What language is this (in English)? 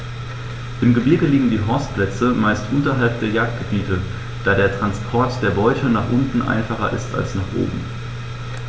German